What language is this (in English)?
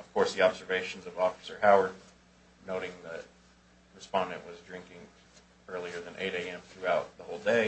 English